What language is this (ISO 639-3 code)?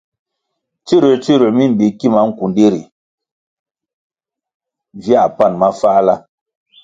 nmg